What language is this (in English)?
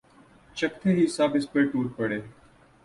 Urdu